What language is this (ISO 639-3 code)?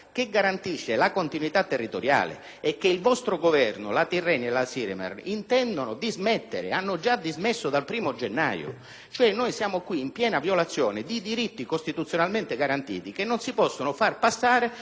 ita